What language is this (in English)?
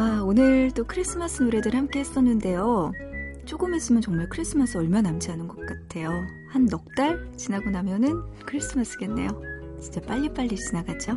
Korean